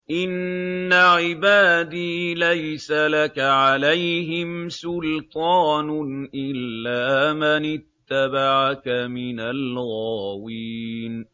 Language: Arabic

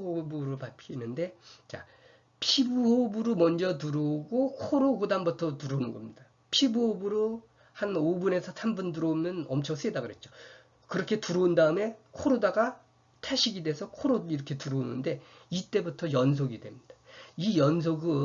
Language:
Korean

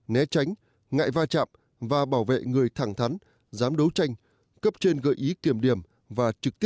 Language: Vietnamese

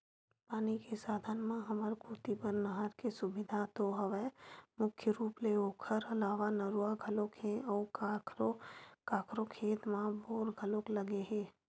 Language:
Chhattisgarhi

